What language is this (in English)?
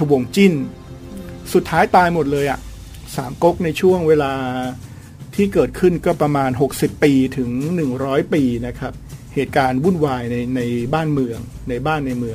Thai